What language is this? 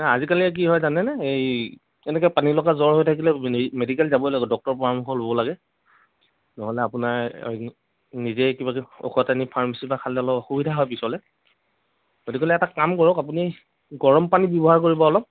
Assamese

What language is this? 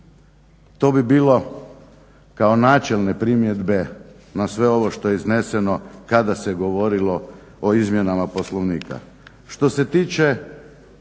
Croatian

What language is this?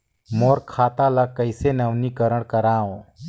Chhattisgarhi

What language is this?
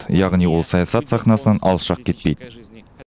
Kazakh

